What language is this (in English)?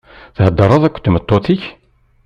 Kabyle